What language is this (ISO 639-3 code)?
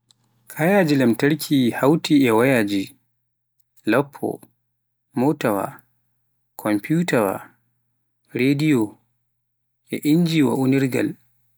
fuf